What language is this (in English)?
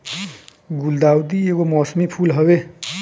Bhojpuri